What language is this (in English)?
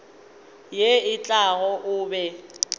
Northern Sotho